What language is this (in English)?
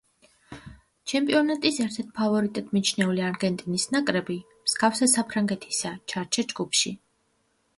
Georgian